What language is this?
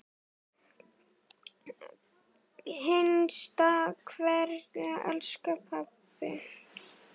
Icelandic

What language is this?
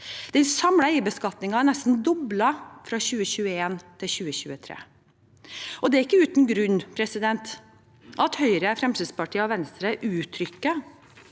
Norwegian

